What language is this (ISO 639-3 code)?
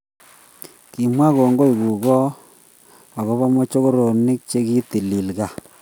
kln